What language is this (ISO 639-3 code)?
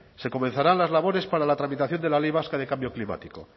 spa